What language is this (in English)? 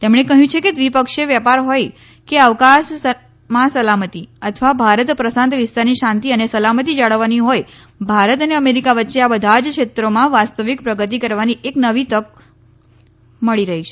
Gujarati